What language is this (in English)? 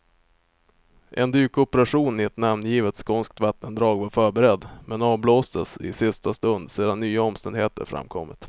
Swedish